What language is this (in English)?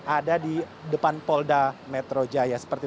Indonesian